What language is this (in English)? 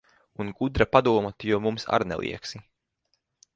Latvian